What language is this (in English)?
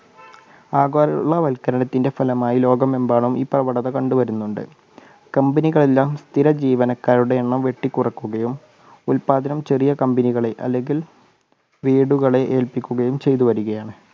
Malayalam